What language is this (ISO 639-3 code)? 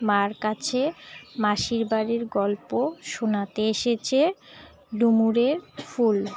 ben